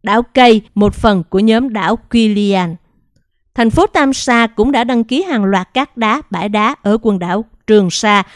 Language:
Vietnamese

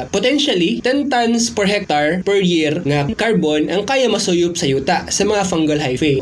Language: Filipino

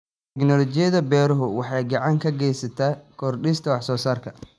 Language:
Somali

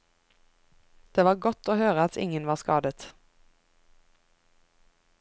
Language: Norwegian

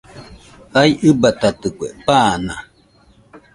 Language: Nüpode Huitoto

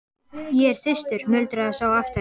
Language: Icelandic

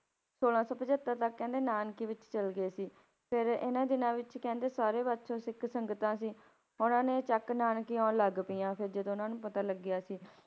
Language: Punjabi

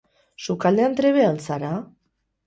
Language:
Basque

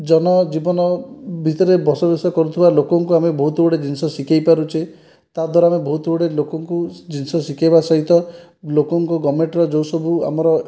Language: Odia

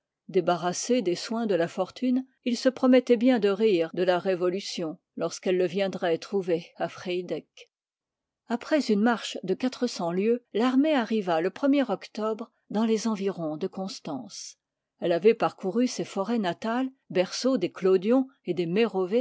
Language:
French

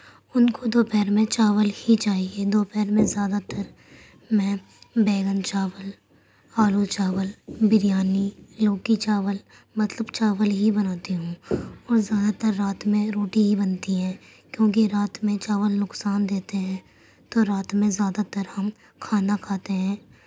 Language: Urdu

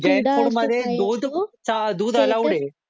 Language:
Marathi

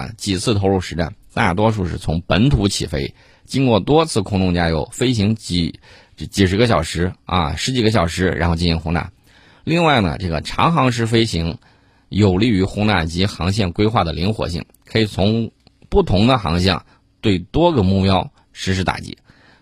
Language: Chinese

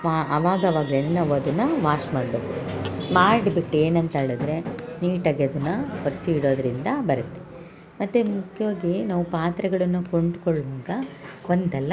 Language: Kannada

